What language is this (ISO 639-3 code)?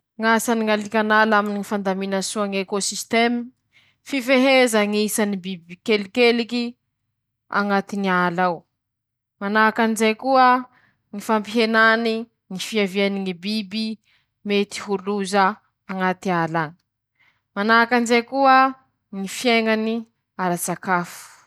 msh